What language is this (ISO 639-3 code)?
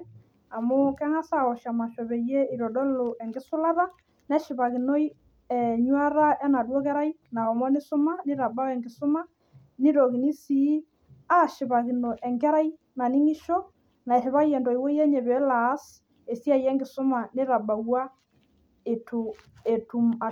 mas